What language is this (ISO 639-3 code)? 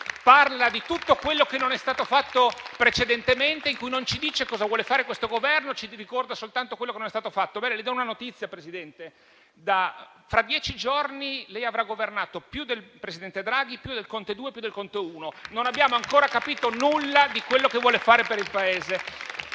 ita